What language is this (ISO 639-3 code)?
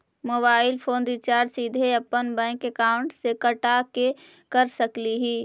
mag